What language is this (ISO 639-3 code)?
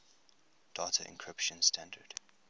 eng